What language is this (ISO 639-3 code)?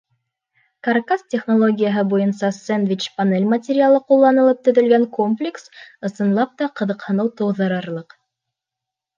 bak